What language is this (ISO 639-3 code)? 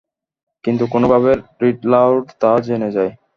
ben